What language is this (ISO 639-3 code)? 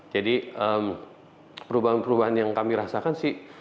ind